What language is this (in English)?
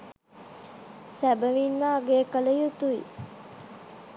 Sinhala